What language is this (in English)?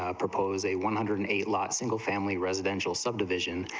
English